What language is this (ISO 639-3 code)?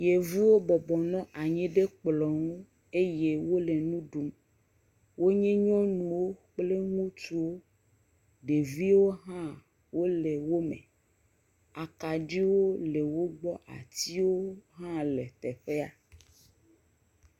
ewe